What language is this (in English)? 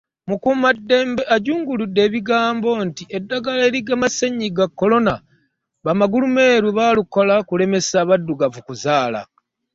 Ganda